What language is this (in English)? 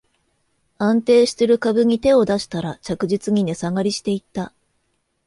Japanese